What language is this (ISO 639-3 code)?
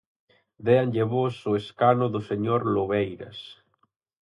glg